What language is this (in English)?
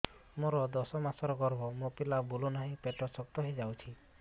Odia